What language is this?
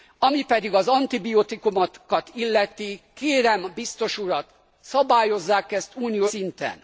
Hungarian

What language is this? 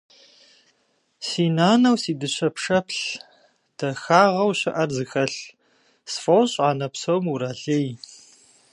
Kabardian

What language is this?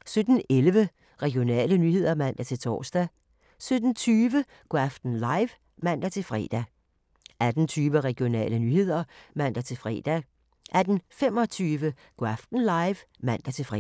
Danish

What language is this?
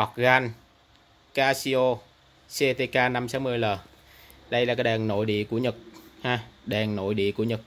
Vietnamese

